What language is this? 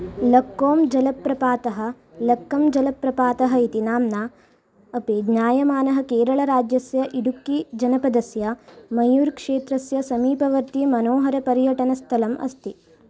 Sanskrit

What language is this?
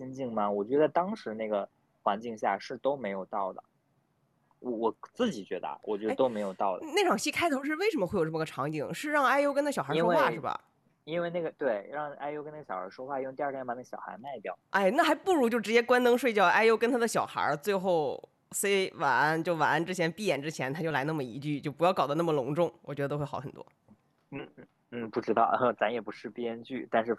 Chinese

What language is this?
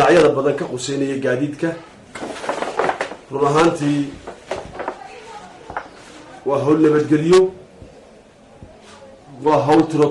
Arabic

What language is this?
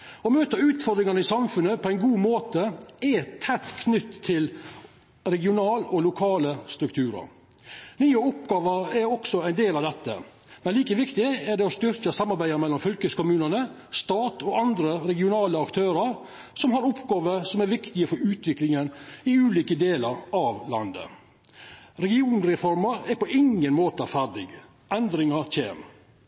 Norwegian Nynorsk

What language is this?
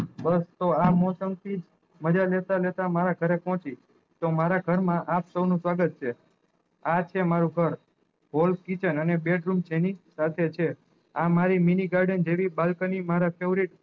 Gujarati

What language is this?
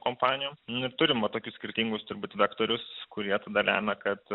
Lithuanian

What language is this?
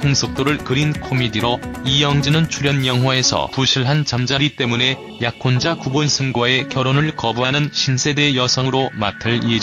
Korean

